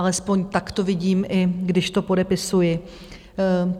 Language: Czech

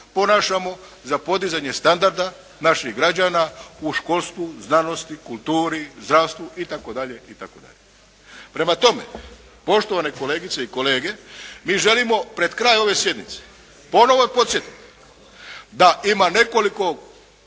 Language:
Croatian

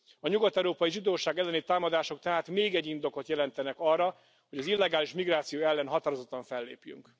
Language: Hungarian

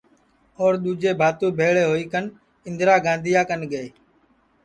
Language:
Sansi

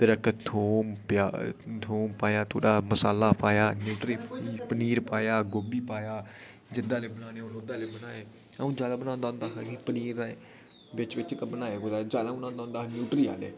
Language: Dogri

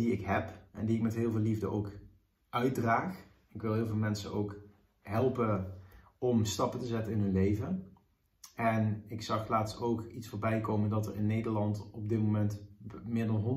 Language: Dutch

